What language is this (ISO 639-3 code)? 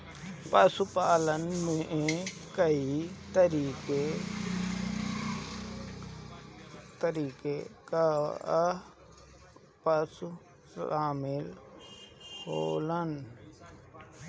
bho